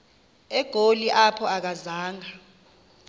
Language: Xhosa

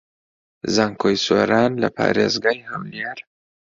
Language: Central Kurdish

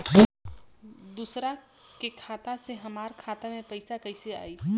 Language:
Bhojpuri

